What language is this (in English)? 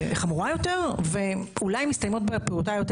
Hebrew